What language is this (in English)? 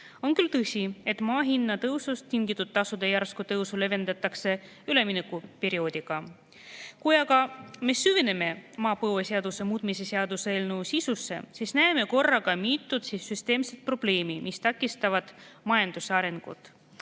Estonian